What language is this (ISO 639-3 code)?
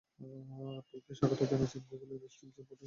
ben